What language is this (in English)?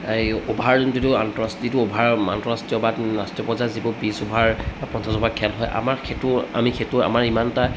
Assamese